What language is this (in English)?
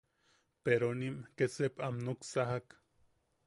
Yaqui